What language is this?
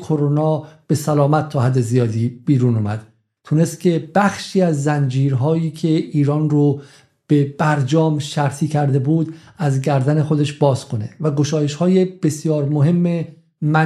Persian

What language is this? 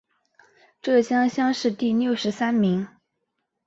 Chinese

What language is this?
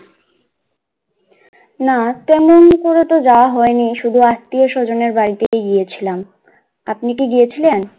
Bangla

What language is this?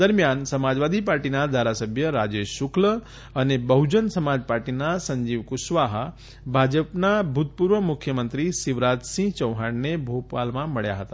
Gujarati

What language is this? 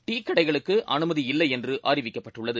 Tamil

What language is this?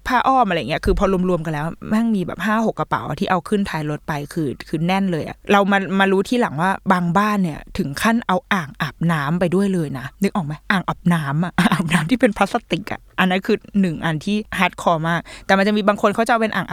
Thai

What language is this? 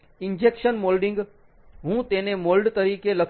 Gujarati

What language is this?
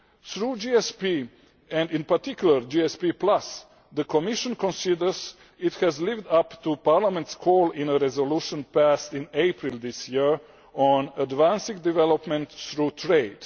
English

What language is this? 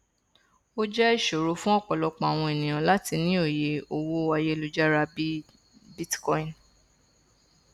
Yoruba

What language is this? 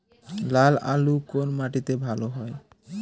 Bangla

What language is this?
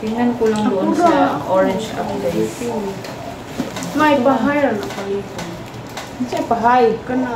Filipino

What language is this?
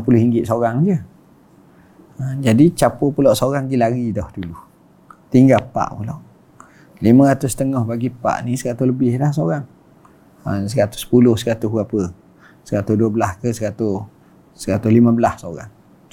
Malay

